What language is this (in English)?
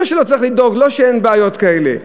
Hebrew